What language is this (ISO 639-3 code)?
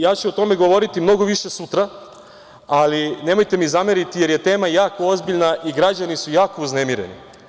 srp